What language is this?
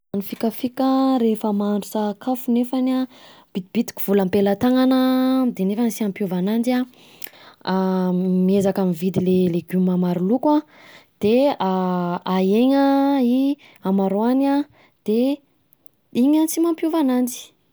Southern Betsimisaraka Malagasy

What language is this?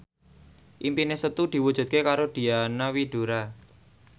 Javanese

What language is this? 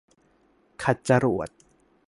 Thai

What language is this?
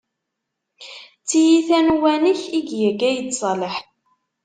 Kabyle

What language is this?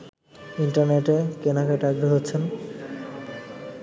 Bangla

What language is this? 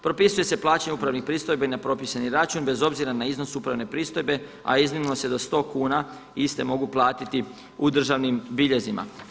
Croatian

